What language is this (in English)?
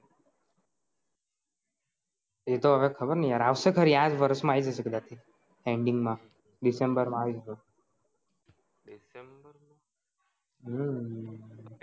Gujarati